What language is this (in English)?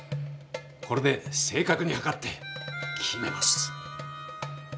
Japanese